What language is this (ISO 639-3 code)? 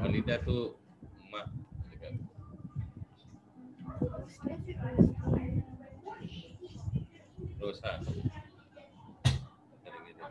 msa